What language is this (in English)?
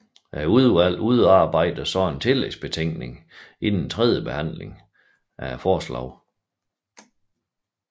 Danish